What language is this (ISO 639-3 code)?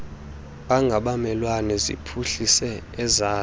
xho